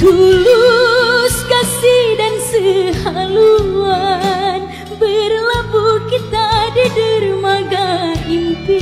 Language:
Indonesian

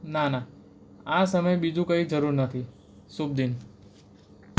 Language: Gujarati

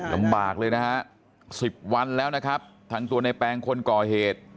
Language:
Thai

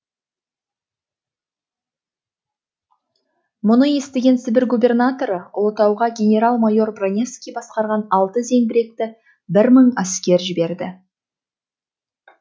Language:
Kazakh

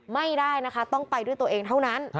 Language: Thai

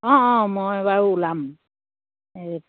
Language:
Assamese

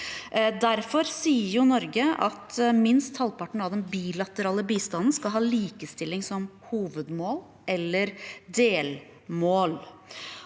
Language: Norwegian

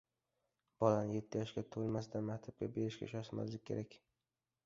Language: Uzbek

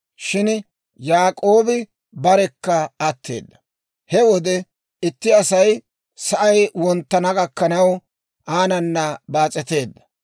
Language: Dawro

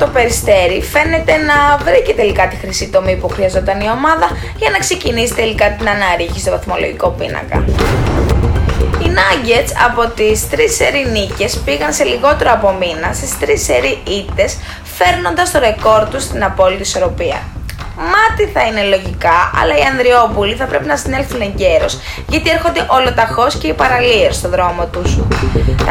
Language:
Greek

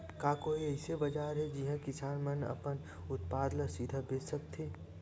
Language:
Chhattisgarhi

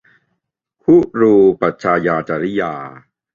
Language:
Thai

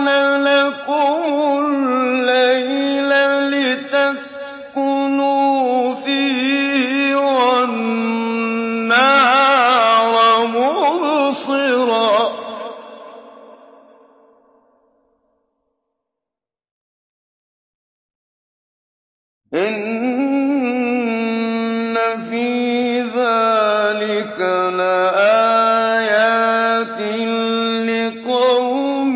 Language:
Arabic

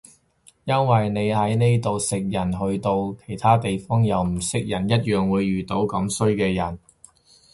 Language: Cantonese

